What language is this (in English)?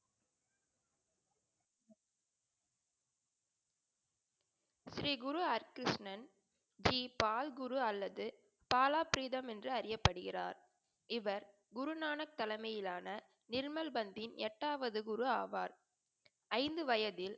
Tamil